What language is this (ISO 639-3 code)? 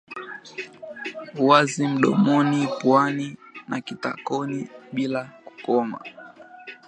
swa